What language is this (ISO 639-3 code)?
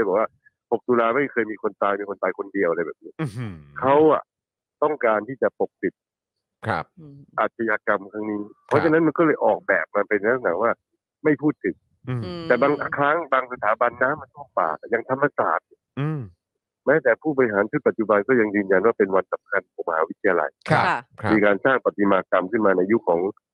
tha